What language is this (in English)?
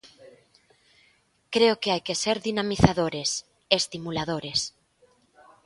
Galician